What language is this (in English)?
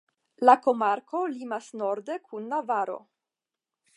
Esperanto